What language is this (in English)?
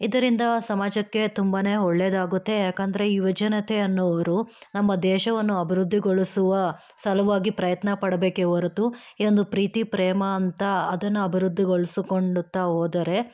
Kannada